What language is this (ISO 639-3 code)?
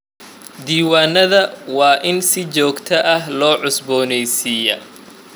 som